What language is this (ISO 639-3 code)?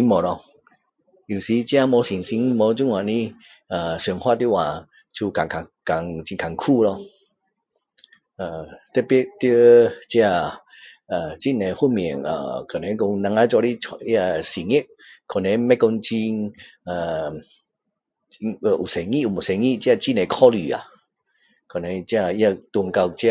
cdo